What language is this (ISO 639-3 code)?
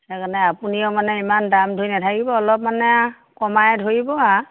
asm